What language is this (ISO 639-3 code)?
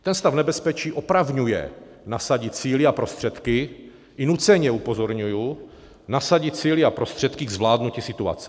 ces